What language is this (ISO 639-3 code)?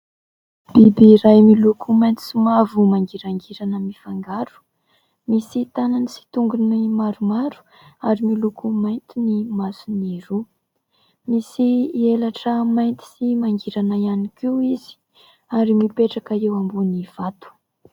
mlg